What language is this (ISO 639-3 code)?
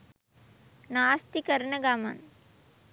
sin